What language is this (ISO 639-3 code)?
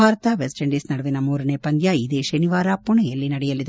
kan